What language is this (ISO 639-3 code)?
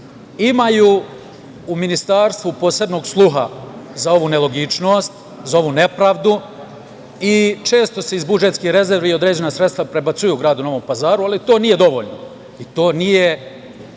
srp